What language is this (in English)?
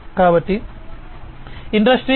Telugu